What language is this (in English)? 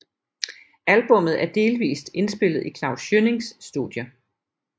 Danish